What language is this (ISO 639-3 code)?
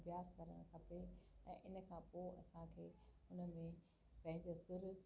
snd